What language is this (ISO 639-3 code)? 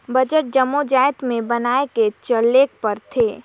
hne